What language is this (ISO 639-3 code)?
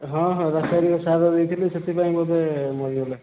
ori